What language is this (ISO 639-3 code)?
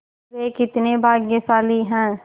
hin